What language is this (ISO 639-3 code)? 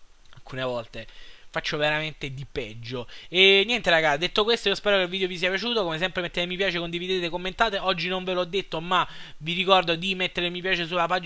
ita